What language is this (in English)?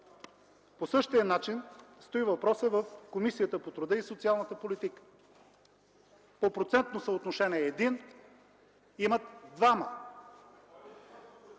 Bulgarian